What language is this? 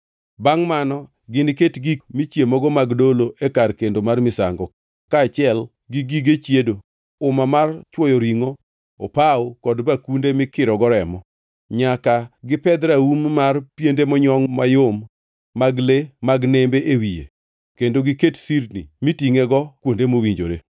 Luo (Kenya and Tanzania)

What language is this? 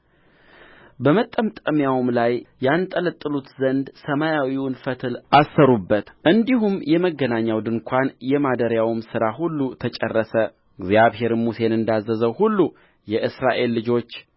Amharic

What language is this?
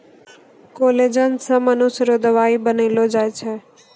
Maithili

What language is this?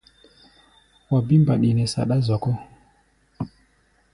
Gbaya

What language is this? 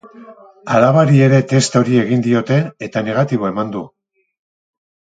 Basque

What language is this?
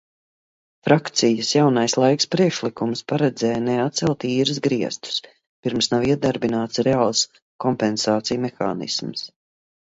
Latvian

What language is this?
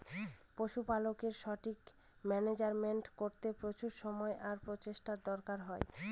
Bangla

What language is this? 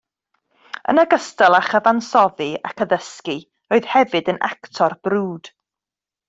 Welsh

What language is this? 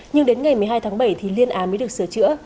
Vietnamese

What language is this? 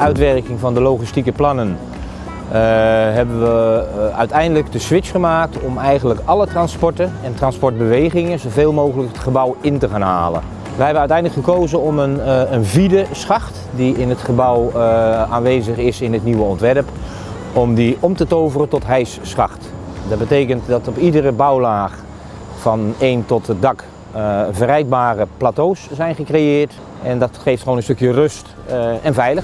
Dutch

